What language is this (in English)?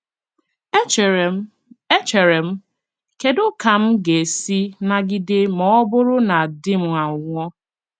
Igbo